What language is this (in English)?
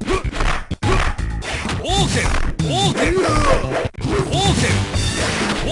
English